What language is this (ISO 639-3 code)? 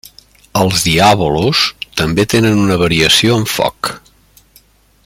cat